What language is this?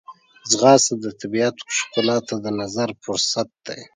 Pashto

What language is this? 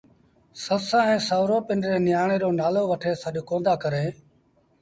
Sindhi Bhil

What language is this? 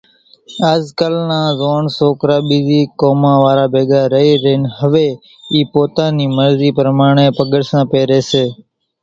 Kachi Koli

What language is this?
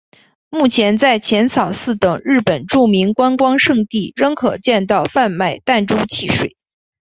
Chinese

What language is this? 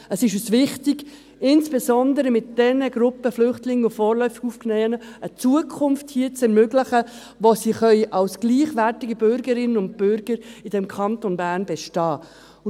Swiss German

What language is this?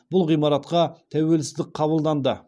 Kazakh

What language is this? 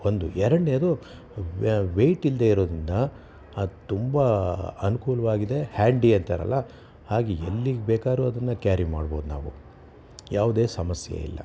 Kannada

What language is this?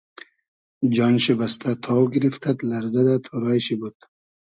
Hazaragi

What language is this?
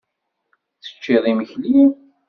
Kabyle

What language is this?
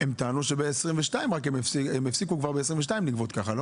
Hebrew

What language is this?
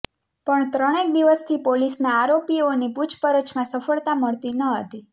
Gujarati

